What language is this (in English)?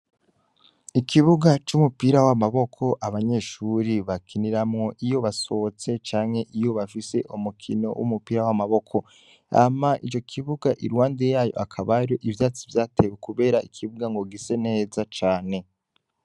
Rundi